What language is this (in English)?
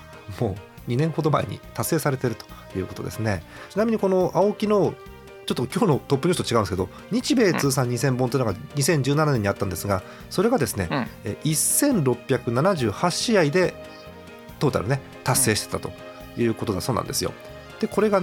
Japanese